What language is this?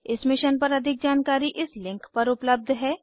Hindi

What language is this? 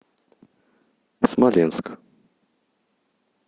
Russian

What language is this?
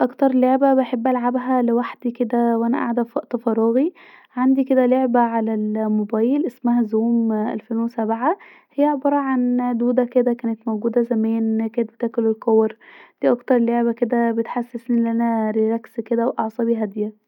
Egyptian Arabic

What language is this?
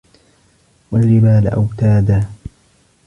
Arabic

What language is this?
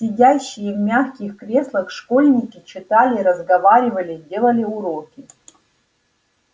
Russian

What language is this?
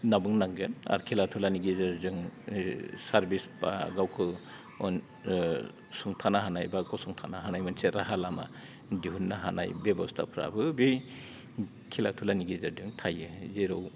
Bodo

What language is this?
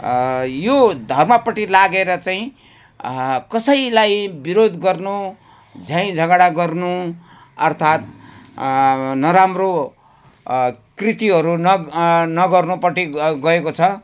Nepali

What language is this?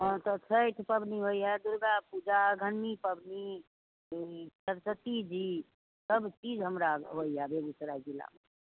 Maithili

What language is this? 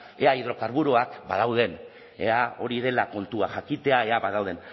Basque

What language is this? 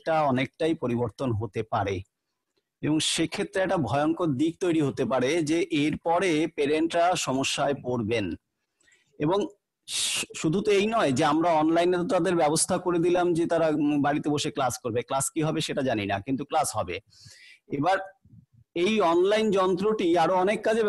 Hindi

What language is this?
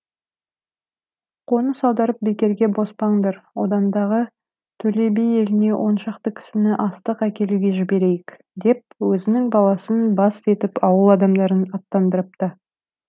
Kazakh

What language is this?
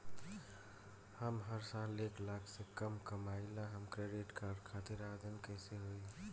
Bhojpuri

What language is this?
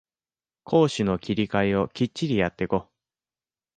Japanese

